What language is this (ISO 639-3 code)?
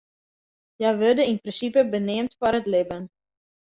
fry